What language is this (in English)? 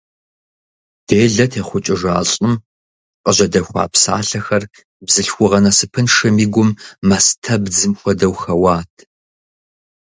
Kabardian